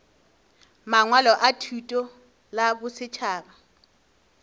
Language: Northern Sotho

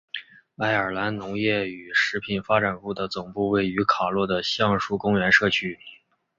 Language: Chinese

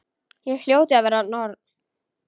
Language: Icelandic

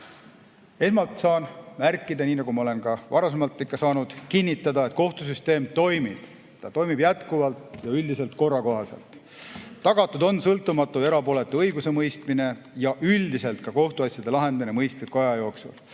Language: Estonian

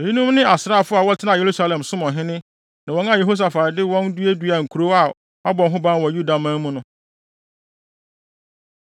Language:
Akan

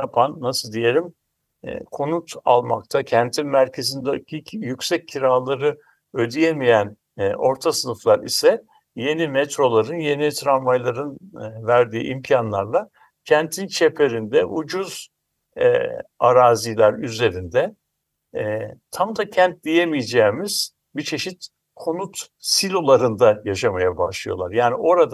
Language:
Turkish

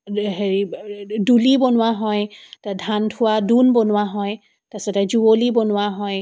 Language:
Assamese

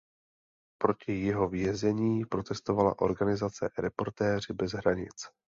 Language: Czech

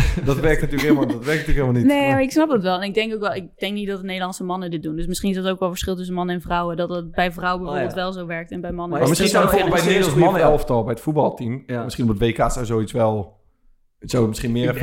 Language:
Dutch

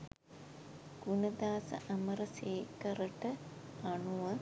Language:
Sinhala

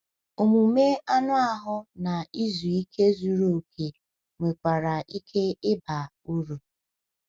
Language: Igbo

